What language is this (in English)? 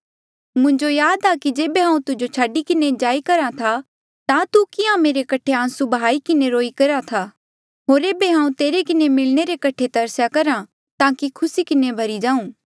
Mandeali